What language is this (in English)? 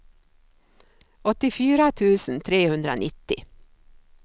Swedish